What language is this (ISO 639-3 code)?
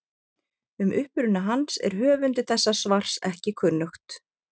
isl